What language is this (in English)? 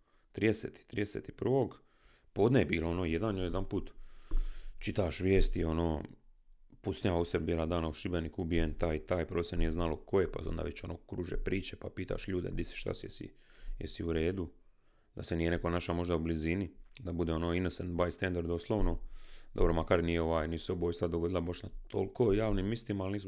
Croatian